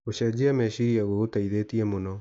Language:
Kikuyu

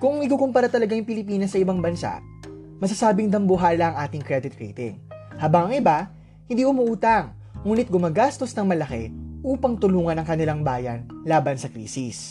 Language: Filipino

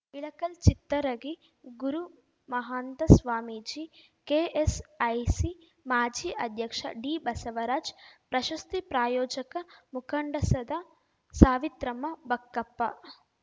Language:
Kannada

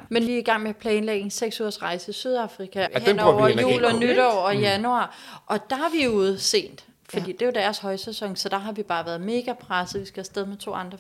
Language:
Danish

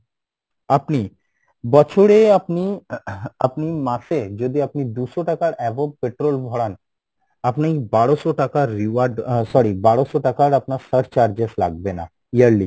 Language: Bangla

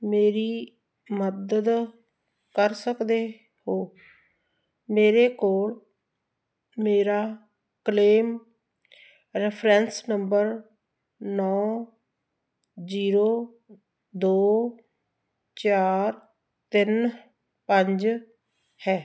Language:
Punjabi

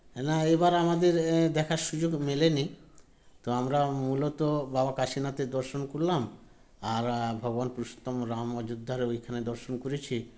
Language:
Bangla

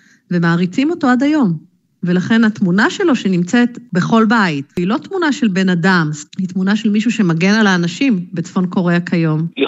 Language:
Hebrew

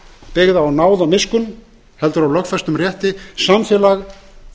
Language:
Icelandic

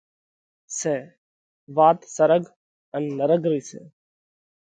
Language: Parkari Koli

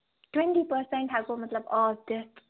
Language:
Kashmiri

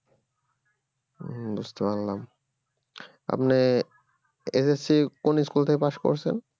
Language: Bangla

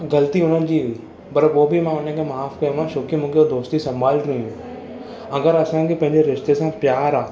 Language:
Sindhi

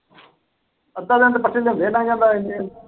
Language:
Punjabi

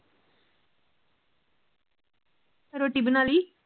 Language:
Punjabi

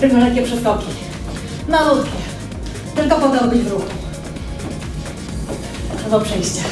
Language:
Polish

